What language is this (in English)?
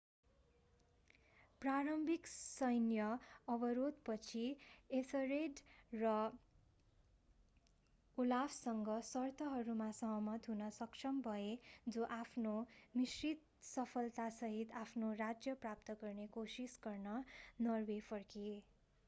Nepali